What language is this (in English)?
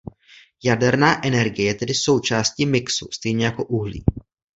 Czech